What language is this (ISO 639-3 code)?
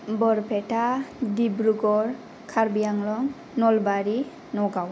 brx